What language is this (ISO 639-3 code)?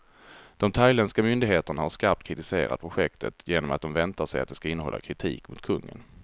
swe